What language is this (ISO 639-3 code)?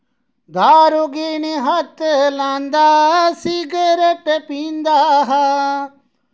doi